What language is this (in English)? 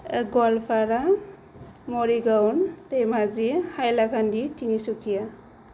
Bodo